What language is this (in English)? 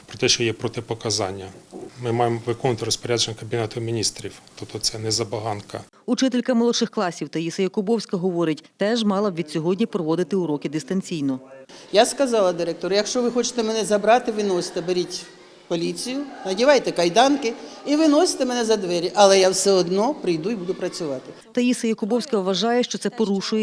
Ukrainian